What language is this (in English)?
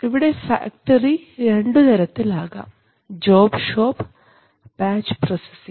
Malayalam